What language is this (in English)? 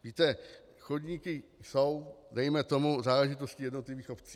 Czech